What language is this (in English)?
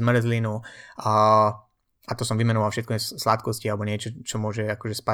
Slovak